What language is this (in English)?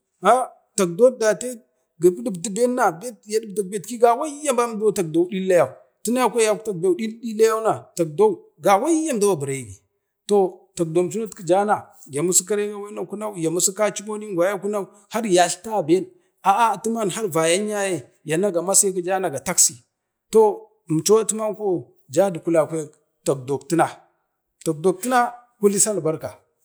Bade